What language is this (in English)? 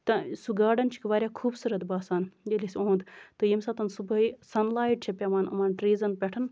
Kashmiri